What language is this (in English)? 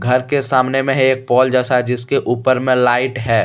Hindi